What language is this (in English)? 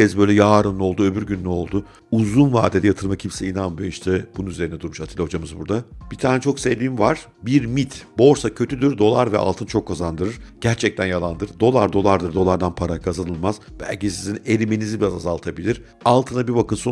Turkish